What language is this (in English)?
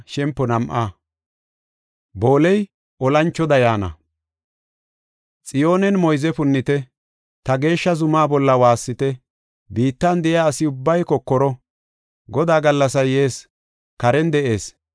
Gofa